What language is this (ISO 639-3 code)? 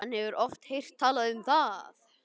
isl